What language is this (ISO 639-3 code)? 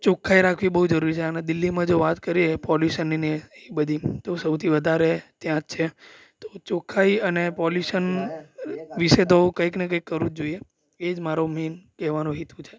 guj